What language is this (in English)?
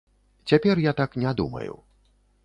Belarusian